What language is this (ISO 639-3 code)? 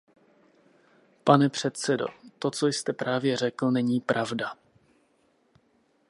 ces